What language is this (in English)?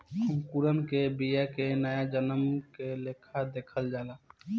Bhojpuri